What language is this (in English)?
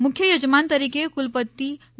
Gujarati